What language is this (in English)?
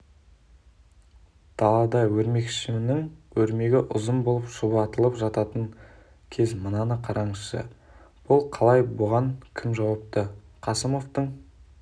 Kazakh